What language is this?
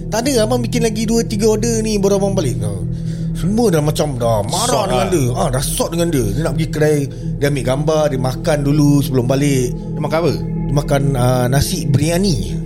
Malay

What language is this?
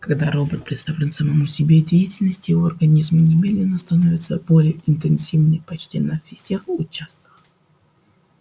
Russian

